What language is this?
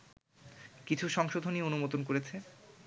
Bangla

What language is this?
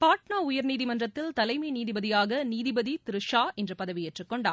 Tamil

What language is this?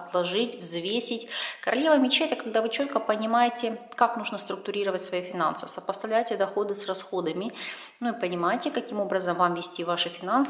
Russian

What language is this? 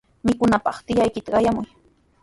Sihuas Ancash Quechua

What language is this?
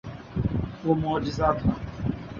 Urdu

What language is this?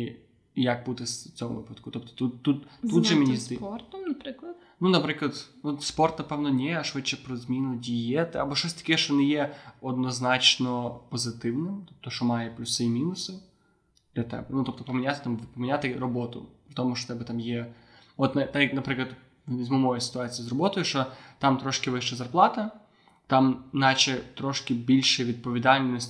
Ukrainian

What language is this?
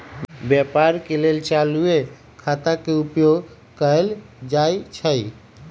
Magahi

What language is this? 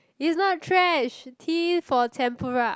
English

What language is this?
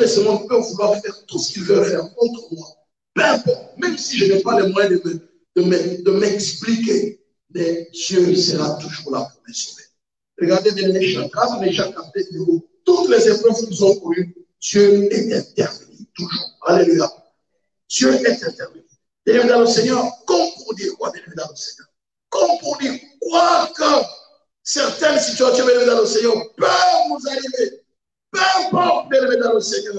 French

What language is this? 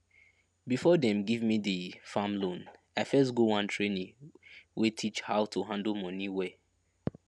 Nigerian Pidgin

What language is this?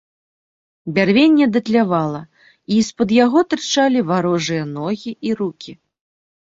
Belarusian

